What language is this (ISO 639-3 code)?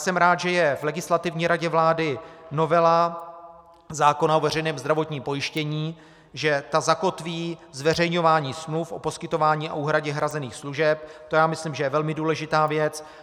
ces